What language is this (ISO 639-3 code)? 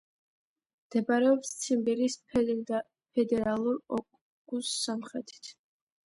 kat